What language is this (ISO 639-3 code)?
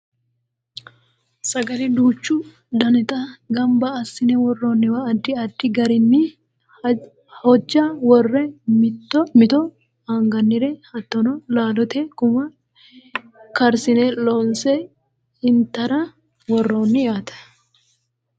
sid